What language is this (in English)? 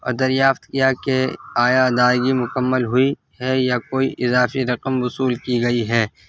Urdu